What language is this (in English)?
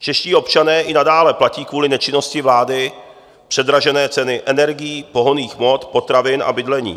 Czech